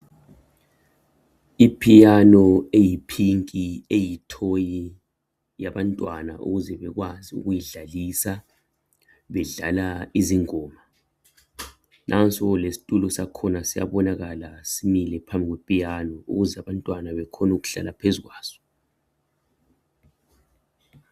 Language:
North Ndebele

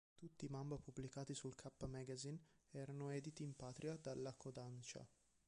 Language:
Italian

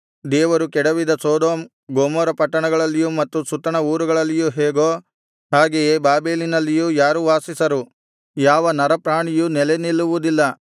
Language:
Kannada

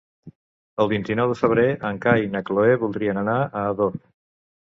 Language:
Catalan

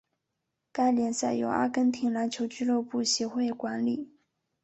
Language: Chinese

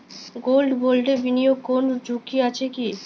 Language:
Bangla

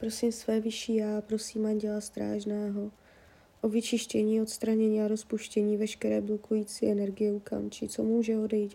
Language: Czech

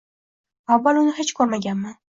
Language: Uzbek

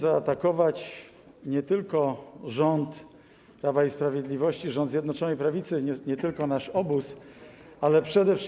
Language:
Polish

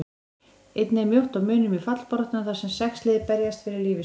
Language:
Icelandic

